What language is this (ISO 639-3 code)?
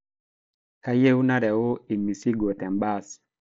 mas